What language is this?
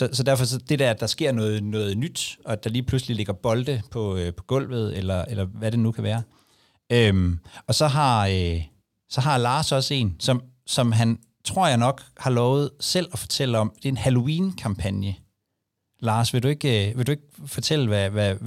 Danish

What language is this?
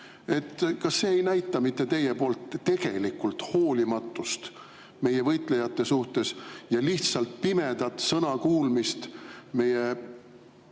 Estonian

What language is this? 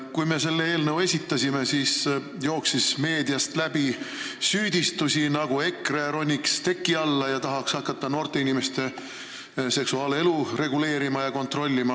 Estonian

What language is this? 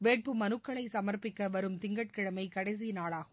Tamil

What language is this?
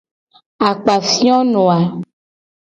Gen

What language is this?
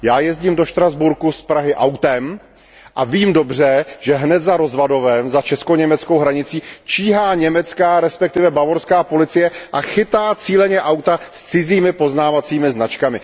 Czech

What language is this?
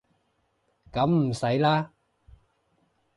Cantonese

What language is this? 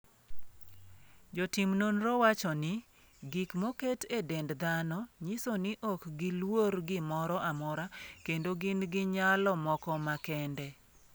Luo (Kenya and Tanzania)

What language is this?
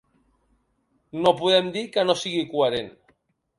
Catalan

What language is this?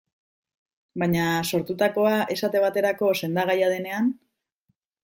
Basque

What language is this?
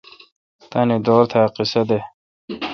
Kalkoti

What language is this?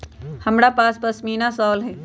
Magahi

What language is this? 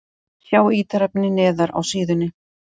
Icelandic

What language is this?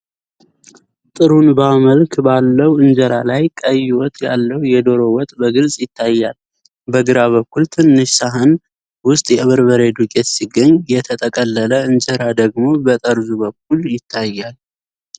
Amharic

